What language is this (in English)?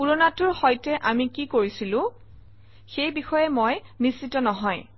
Assamese